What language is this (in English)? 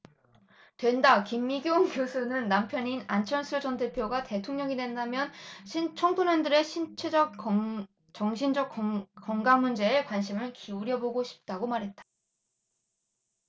Korean